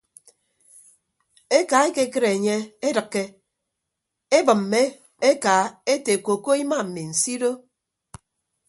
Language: Ibibio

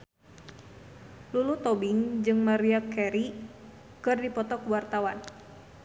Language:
Sundanese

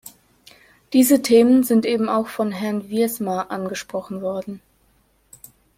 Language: German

